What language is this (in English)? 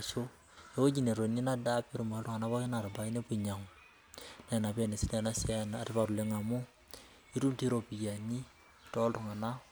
Masai